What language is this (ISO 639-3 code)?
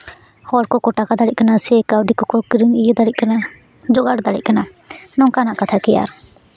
sat